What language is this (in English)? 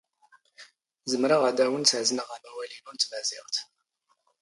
Standard Moroccan Tamazight